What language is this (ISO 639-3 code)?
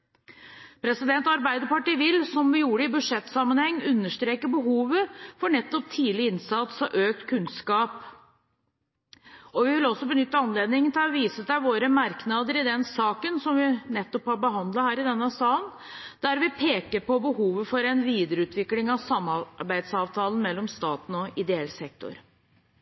nob